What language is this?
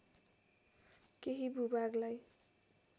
Nepali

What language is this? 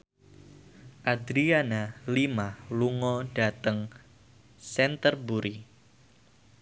Javanese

